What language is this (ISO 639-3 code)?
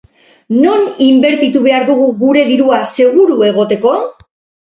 eus